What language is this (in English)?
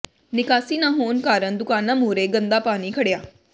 Punjabi